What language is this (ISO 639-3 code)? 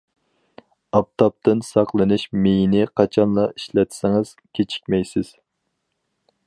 uig